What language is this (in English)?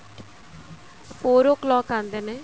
Punjabi